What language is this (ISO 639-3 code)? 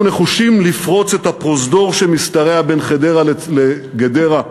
heb